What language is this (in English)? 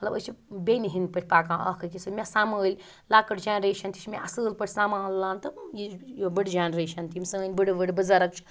Kashmiri